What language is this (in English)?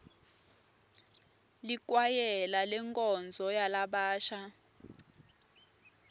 Swati